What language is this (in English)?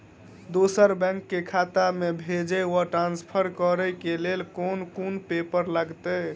Maithili